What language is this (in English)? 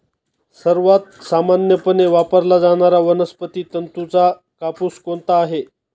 Marathi